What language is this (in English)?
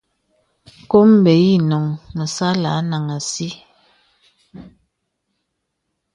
Bebele